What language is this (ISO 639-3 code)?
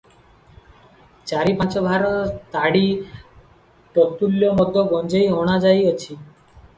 ori